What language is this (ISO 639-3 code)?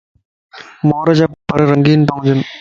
lss